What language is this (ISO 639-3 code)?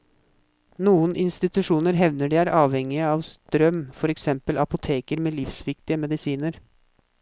nor